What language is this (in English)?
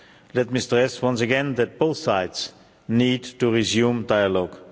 English